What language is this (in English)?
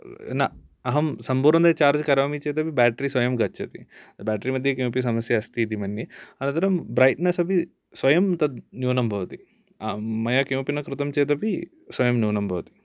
Sanskrit